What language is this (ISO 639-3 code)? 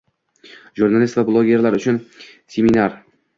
uzb